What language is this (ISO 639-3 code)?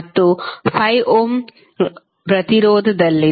kan